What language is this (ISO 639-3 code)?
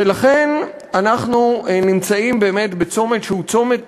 heb